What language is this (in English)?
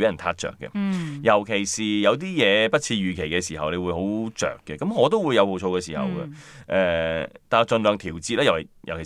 Chinese